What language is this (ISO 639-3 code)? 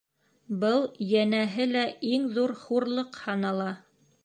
bak